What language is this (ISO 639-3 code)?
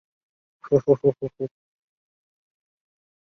zho